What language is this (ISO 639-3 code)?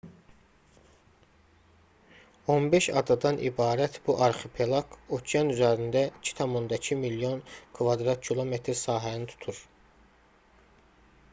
aze